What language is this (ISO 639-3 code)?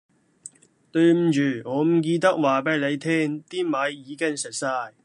yue